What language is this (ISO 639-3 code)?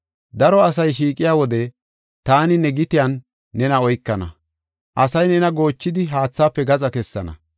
gof